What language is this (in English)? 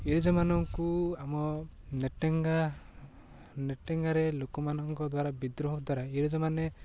Odia